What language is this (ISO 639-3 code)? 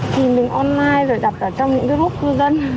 vie